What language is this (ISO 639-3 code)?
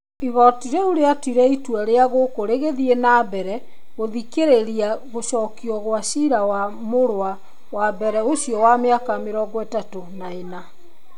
kik